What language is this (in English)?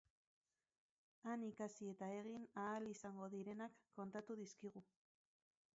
Basque